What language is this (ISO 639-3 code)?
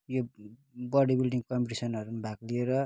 nep